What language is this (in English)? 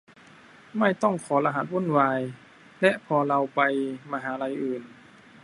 Thai